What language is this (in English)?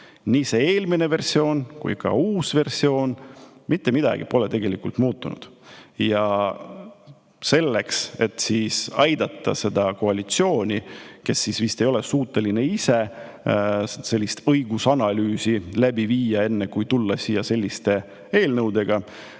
Estonian